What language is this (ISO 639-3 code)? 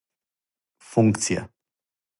srp